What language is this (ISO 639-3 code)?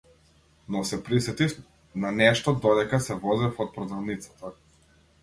mkd